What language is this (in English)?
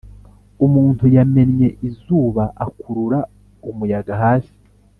Kinyarwanda